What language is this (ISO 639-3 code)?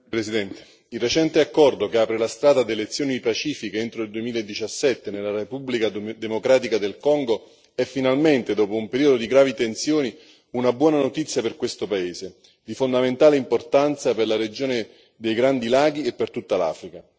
ita